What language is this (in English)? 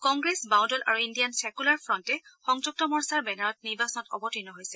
Assamese